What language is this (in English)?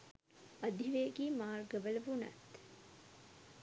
Sinhala